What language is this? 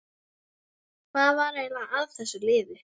Icelandic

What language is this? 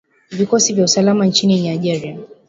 Swahili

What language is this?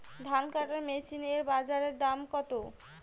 Bangla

